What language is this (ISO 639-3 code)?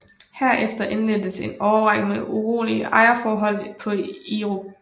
dan